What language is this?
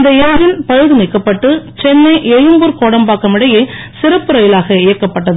Tamil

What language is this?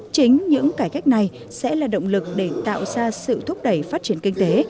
Vietnamese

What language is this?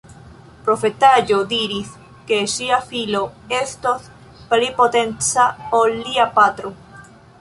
Esperanto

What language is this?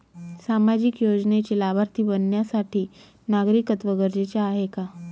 Marathi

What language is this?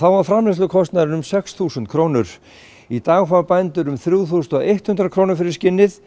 Icelandic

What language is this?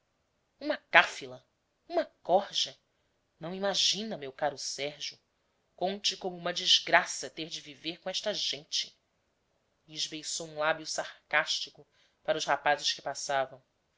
Portuguese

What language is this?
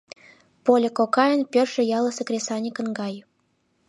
Mari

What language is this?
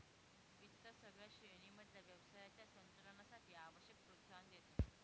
Marathi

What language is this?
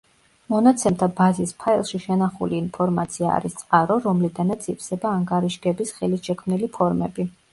Georgian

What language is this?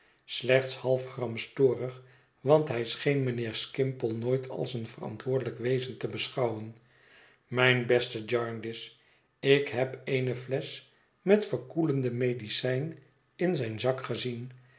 Dutch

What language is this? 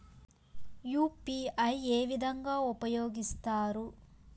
Telugu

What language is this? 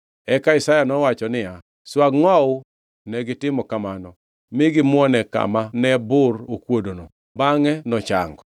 Luo (Kenya and Tanzania)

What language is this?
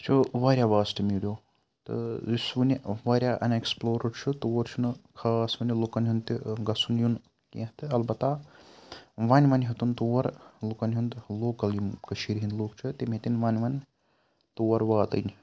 Kashmiri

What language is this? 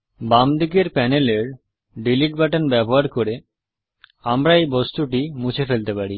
Bangla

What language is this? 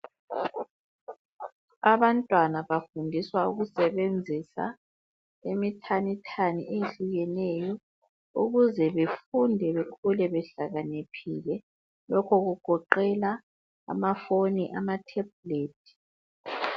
North Ndebele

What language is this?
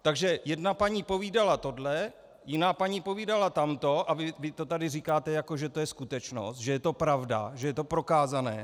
Czech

